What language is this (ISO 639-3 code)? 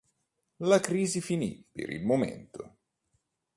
ita